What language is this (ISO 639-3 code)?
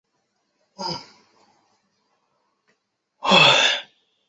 zho